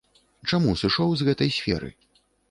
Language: Belarusian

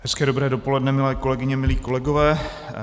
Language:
Czech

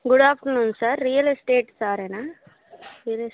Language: Telugu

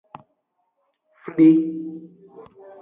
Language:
Aja (Benin)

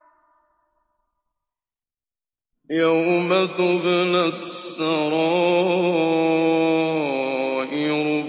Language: Arabic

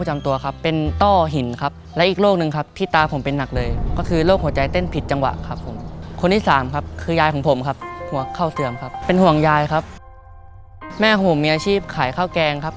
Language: Thai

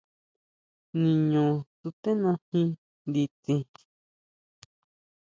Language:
Huautla Mazatec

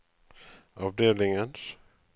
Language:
Norwegian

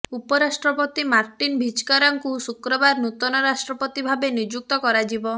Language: Odia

